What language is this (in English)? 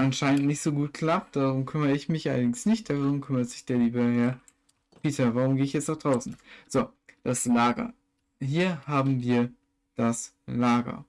German